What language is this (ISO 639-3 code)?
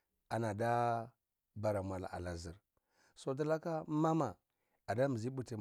ckl